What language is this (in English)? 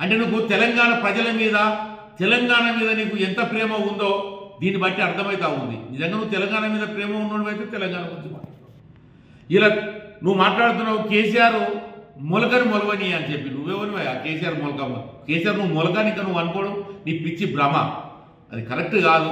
Telugu